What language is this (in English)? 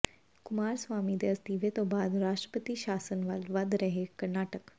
Punjabi